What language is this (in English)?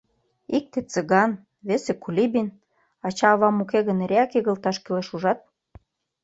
Mari